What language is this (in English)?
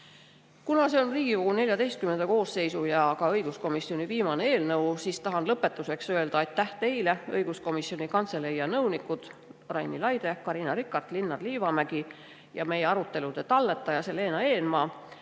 Estonian